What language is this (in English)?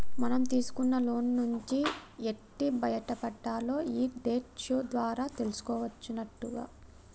Telugu